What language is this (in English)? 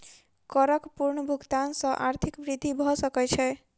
Maithili